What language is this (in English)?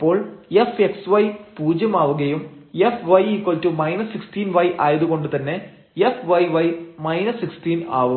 Malayalam